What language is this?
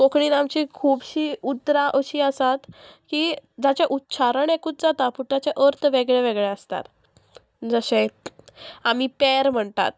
Konkani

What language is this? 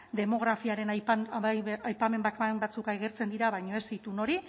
Basque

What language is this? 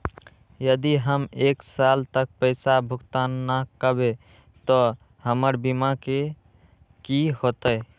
Magahi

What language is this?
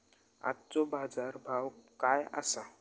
Marathi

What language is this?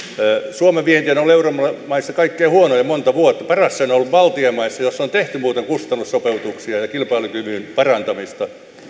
Finnish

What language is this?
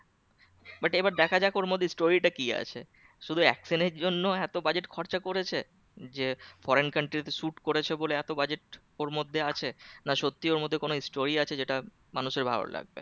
Bangla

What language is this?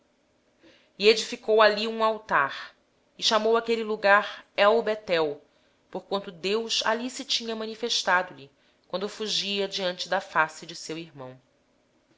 Portuguese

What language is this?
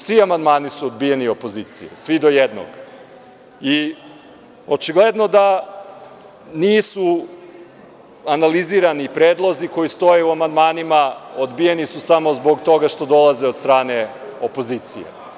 Serbian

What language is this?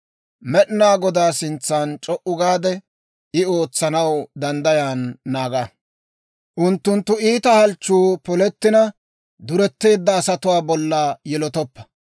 Dawro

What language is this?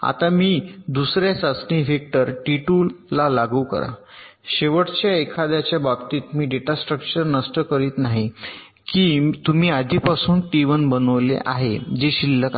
Marathi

